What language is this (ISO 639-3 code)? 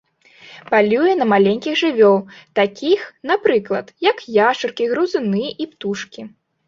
bel